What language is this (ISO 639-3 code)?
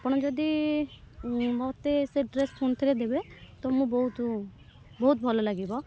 ori